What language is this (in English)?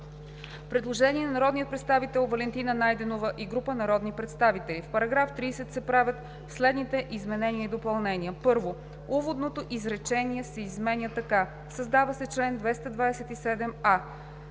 Bulgarian